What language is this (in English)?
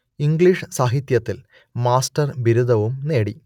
Malayalam